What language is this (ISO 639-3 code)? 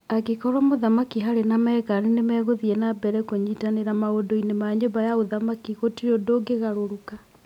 kik